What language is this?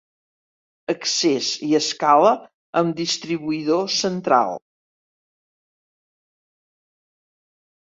Catalan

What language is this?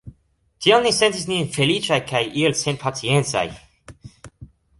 Esperanto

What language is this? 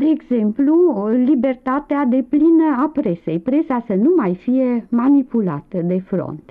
Romanian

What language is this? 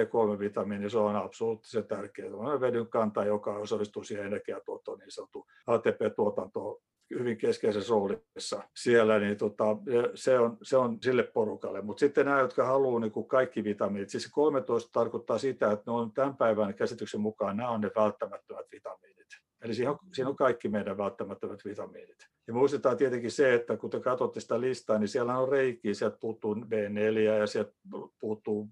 Finnish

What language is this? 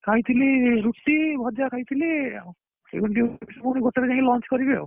Odia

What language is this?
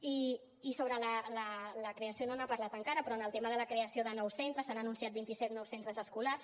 Catalan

